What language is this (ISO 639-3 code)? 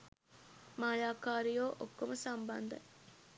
sin